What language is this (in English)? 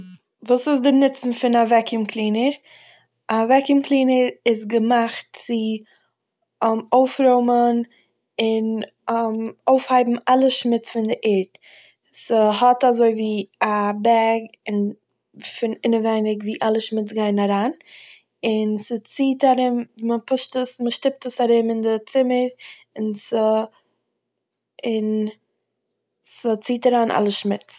Yiddish